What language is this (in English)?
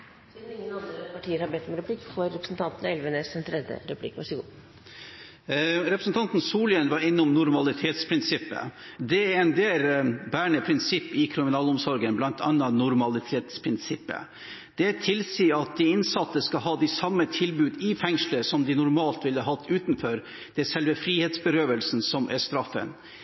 Norwegian